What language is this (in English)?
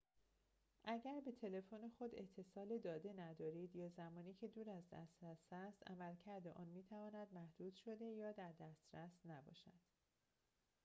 Persian